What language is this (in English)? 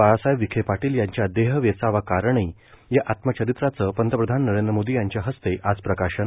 Marathi